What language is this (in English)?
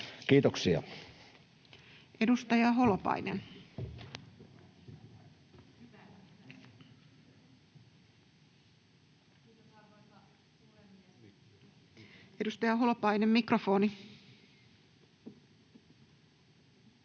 Finnish